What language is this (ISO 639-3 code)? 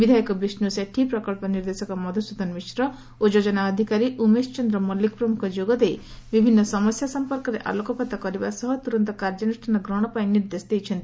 ori